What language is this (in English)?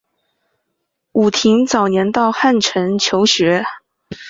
Chinese